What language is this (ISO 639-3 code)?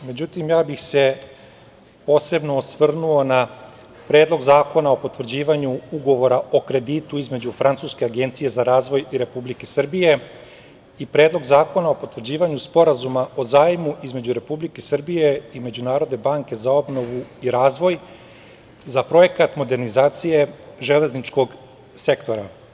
srp